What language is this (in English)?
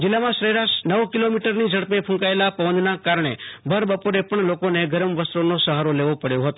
Gujarati